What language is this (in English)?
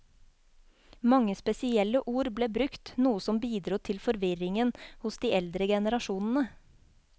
Norwegian